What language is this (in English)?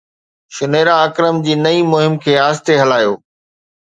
Sindhi